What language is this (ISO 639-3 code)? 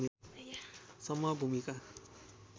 nep